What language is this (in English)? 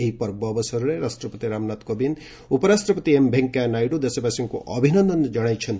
Odia